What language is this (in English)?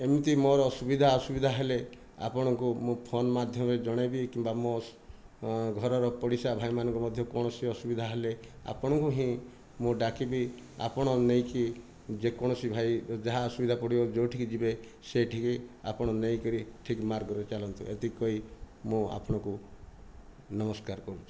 Odia